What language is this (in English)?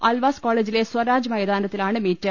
Malayalam